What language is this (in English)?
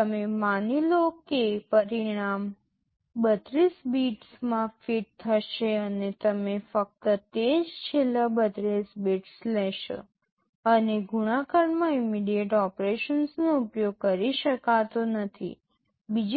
Gujarati